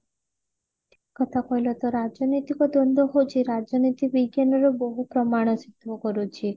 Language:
Odia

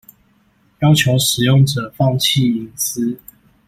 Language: Chinese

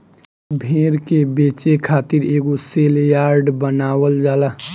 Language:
Bhojpuri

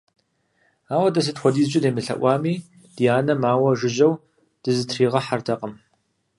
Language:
Kabardian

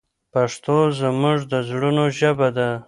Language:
Pashto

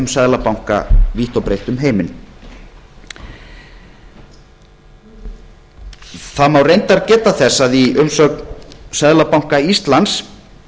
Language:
Icelandic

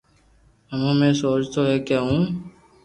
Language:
Loarki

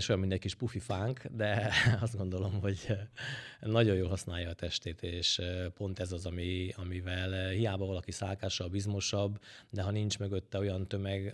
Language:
Hungarian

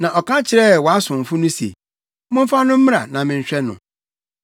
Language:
Akan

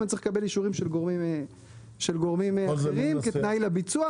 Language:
Hebrew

